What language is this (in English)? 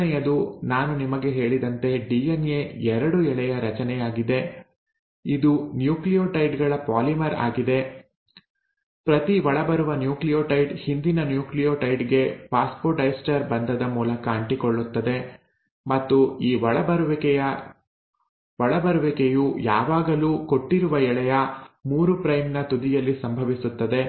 Kannada